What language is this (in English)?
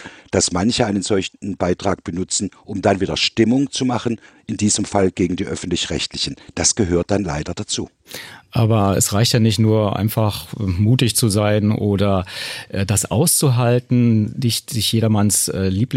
German